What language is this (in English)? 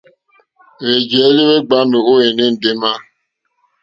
Mokpwe